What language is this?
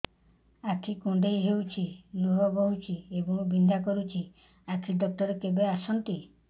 Odia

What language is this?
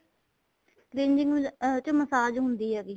Punjabi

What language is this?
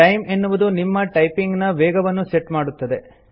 Kannada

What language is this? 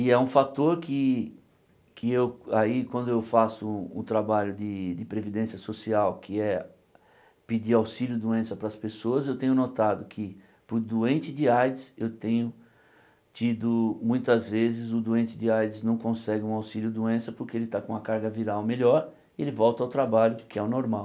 Portuguese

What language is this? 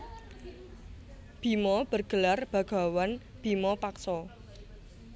Javanese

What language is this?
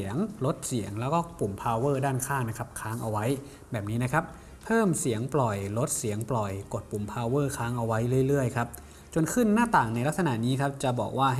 Thai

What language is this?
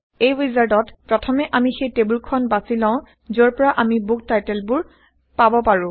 Assamese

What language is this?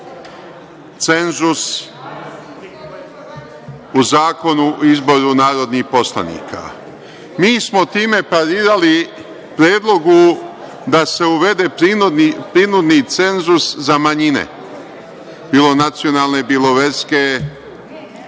Serbian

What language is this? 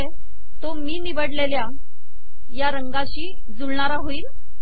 Marathi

